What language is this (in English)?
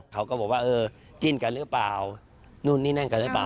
Thai